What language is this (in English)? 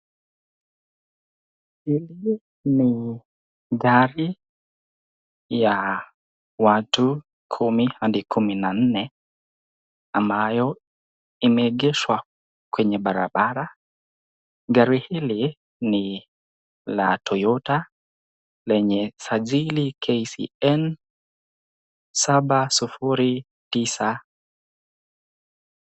Swahili